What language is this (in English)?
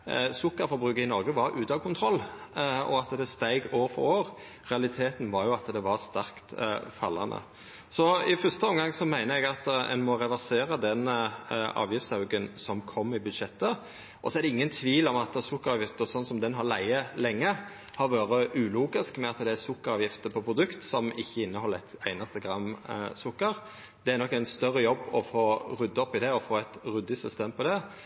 Norwegian Nynorsk